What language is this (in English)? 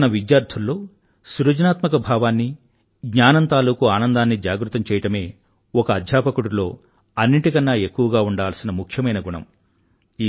Telugu